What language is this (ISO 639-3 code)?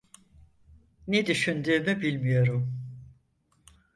tur